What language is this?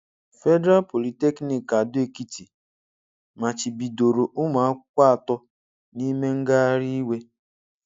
Igbo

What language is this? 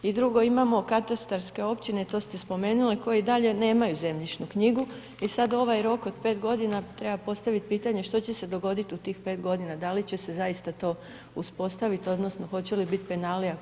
Croatian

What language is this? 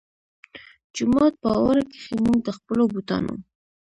Pashto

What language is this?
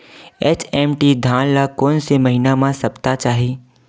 Chhattisgarhi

